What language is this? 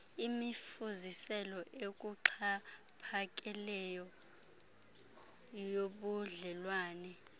Xhosa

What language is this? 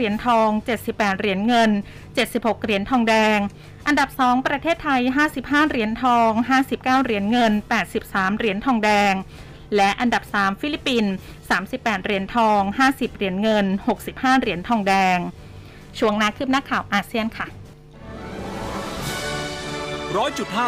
Thai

